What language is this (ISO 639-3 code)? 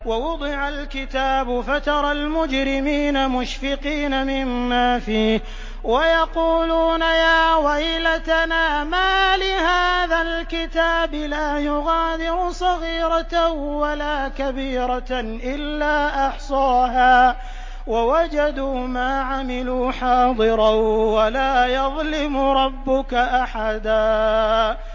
ara